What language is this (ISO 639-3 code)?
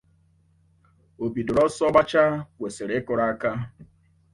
ibo